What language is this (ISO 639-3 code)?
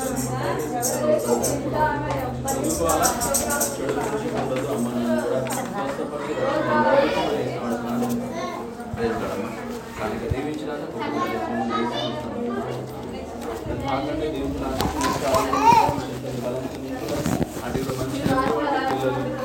tel